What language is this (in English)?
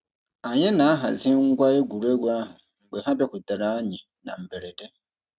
Igbo